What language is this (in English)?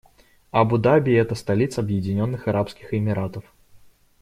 Russian